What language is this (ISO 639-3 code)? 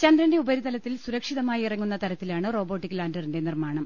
mal